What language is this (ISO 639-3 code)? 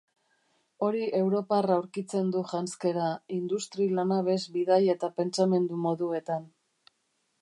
eus